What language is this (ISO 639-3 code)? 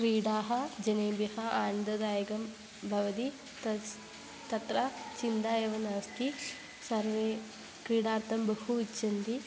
san